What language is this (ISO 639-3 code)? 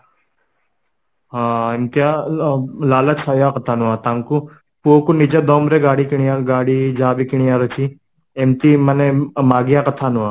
ori